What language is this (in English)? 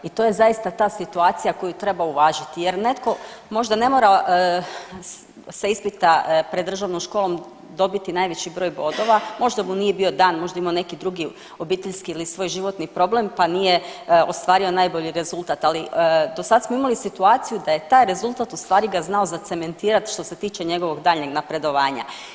Croatian